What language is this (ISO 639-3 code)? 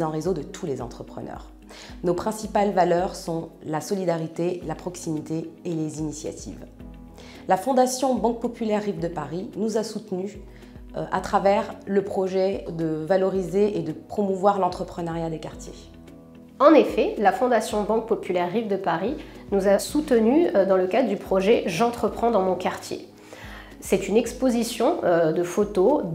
fra